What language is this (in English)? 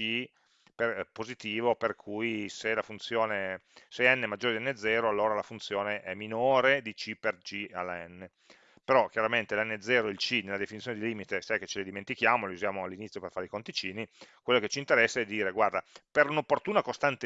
Italian